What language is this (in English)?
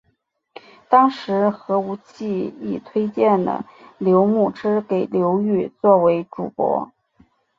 Chinese